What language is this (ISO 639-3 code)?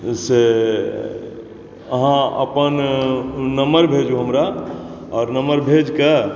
mai